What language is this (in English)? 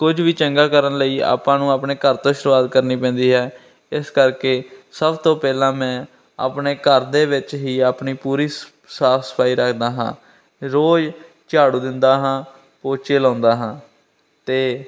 Punjabi